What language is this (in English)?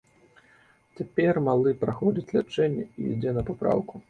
Belarusian